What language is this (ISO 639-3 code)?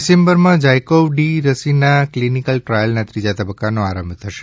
guj